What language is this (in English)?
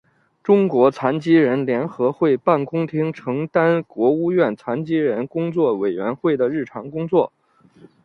Chinese